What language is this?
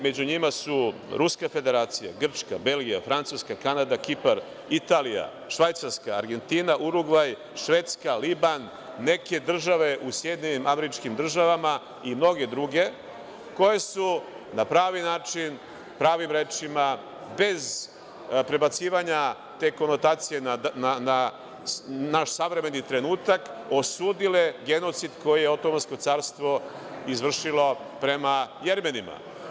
Serbian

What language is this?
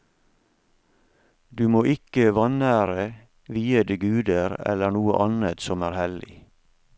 Norwegian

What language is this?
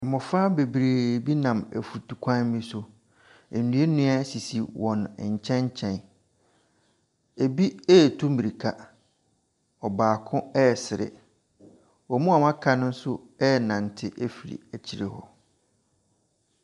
Akan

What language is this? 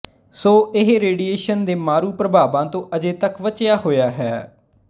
Punjabi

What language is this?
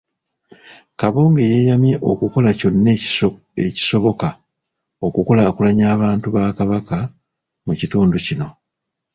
Ganda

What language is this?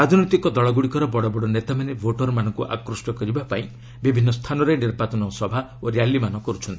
Odia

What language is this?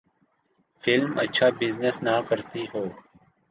Urdu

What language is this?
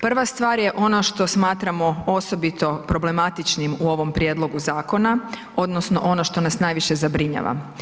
Croatian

